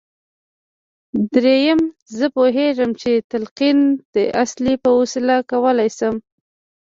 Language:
Pashto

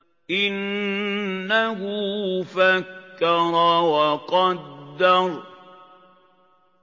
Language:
Arabic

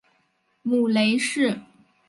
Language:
Chinese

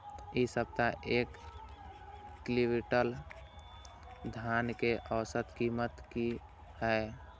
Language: Maithili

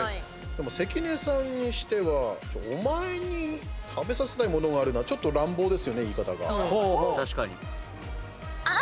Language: Japanese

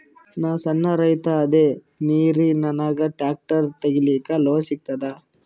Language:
Kannada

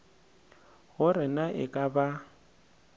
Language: Northern Sotho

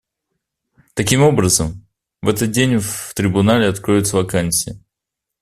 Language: Russian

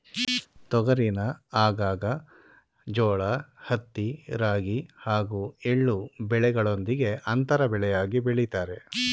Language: Kannada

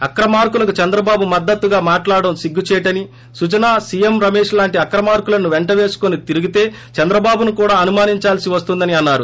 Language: Telugu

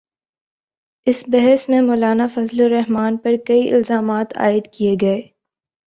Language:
Urdu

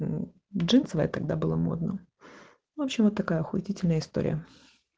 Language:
Russian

